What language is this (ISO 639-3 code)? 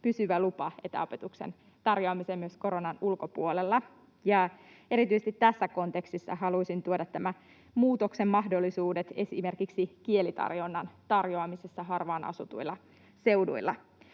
fin